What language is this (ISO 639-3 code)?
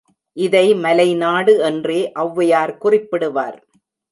tam